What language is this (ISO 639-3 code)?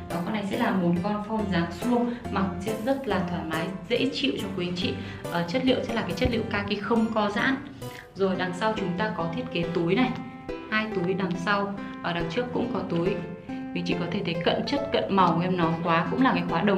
vie